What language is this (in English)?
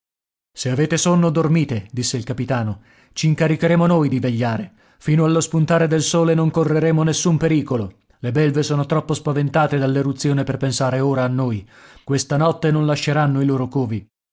Italian